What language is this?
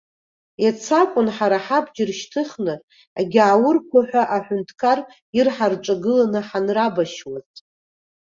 Abkhazian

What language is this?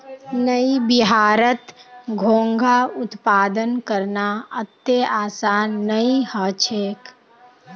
Magahi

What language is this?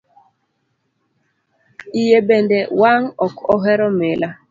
Luo (Kenya and Tanzania)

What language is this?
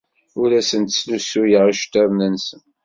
Kabyle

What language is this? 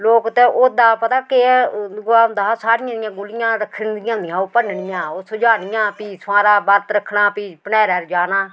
Dogri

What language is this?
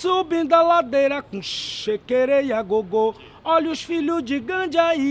Portuguese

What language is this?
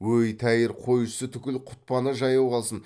Kazakh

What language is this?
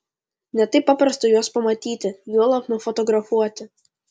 Lithuanian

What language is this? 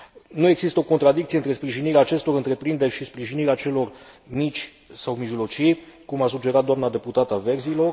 Romanian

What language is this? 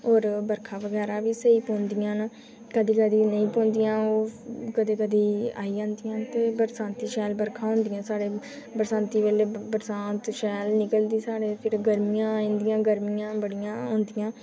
Dogri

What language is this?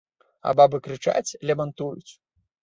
Belarusian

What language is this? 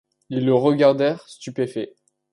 French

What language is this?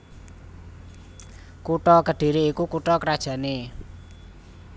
Javanese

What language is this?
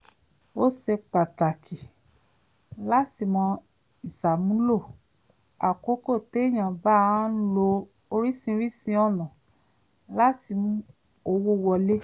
Yoruba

